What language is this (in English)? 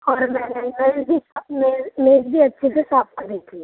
Urdu